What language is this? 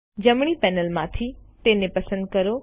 Gujarati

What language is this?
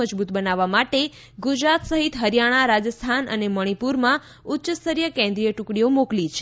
Gujarati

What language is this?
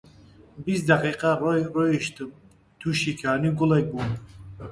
Central Kurdish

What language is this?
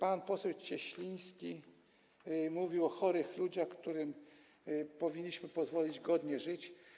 Polish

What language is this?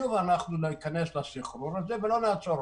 Hebrew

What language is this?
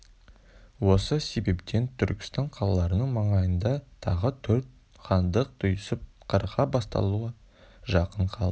Kazakh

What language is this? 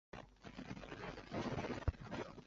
Chinese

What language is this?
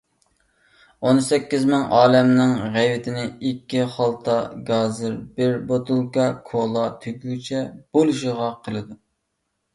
Uyghur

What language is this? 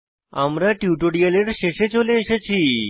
Bangla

